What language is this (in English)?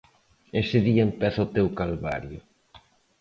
Galician